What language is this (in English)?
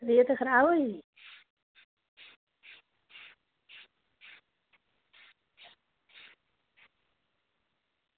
Dogri